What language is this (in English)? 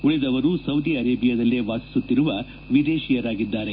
Kannada